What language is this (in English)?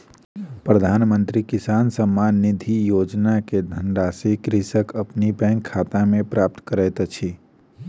Maithili